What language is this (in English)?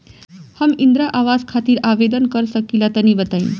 Bhojpuri